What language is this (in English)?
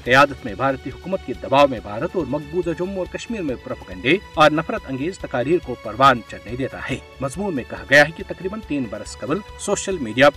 Urdu